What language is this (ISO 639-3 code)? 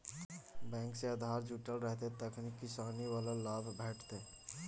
mai